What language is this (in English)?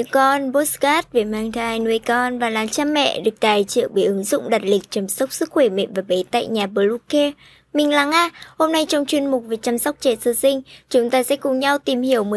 Vietnamese